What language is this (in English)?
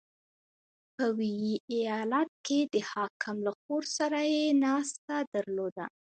Pashto